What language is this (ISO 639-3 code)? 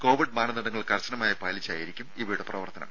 mal